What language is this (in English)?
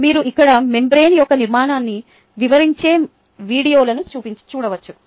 Telugu